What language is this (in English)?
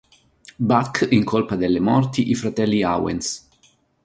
Italian